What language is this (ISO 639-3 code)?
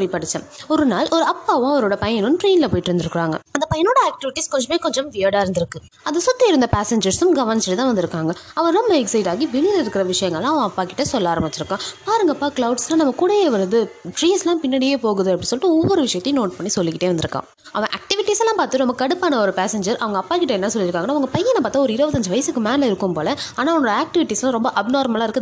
tam